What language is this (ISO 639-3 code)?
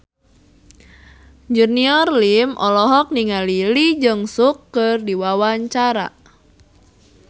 sun